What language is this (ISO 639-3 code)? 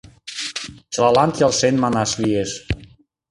chm